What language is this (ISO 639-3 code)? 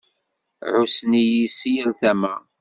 kab